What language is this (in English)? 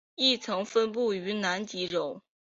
Chinese